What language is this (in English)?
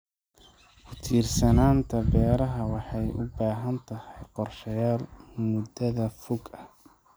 Somali